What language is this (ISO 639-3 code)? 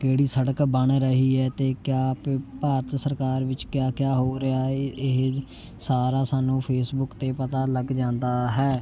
pan